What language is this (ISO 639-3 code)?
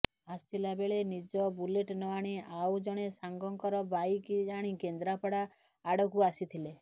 ori